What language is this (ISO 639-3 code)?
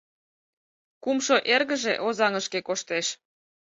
chm